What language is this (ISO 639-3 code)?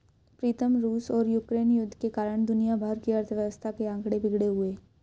hin